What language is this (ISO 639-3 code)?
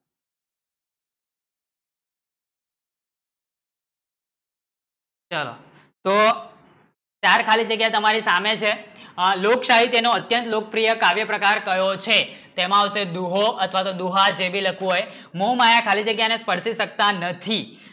guj